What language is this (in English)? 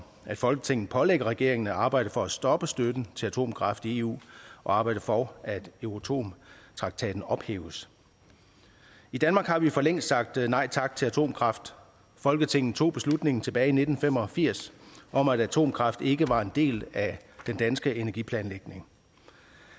Danish